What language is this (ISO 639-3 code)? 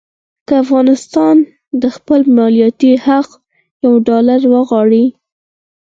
pus